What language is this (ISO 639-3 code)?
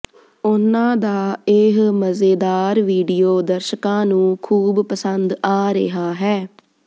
pan